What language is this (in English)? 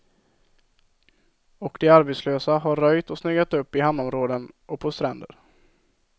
Swedish